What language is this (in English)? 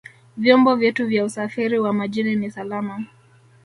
Swahili